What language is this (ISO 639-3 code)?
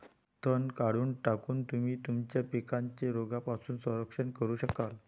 mar